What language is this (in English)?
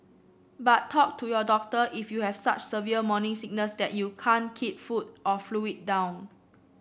English